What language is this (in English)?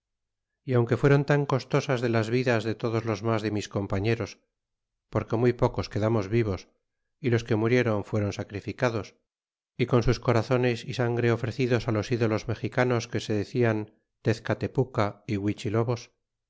Spanish